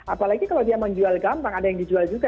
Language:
Indonesian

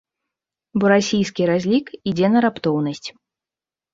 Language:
Belarusian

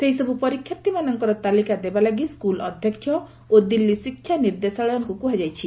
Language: Odia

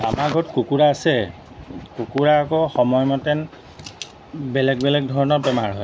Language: Assamese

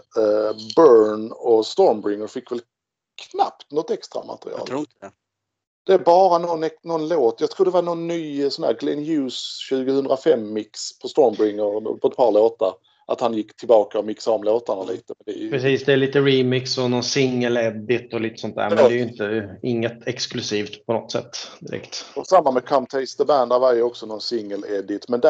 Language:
Swedish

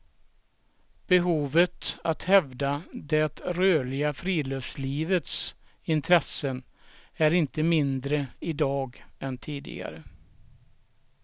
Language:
Swedish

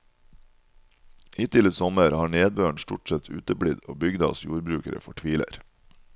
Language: Norwegian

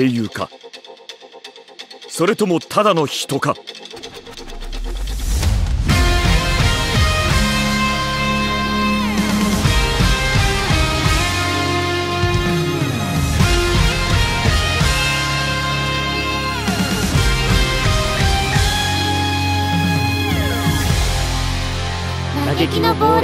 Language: Japanese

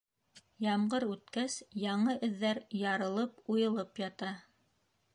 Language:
Bashkir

